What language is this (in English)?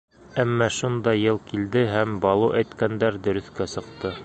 Bashkir